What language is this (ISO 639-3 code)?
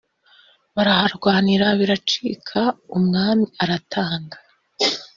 kin